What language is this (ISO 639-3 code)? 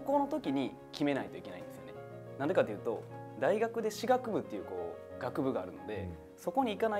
jpn